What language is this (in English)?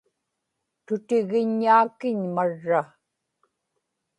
Inupiaq